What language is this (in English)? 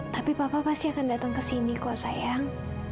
Indonesian